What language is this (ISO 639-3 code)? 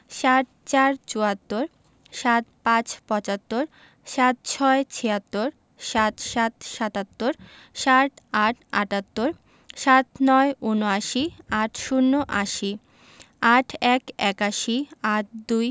ben